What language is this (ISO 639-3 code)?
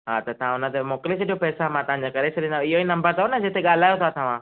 snd